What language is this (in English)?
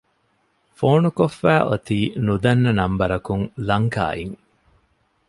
Divehi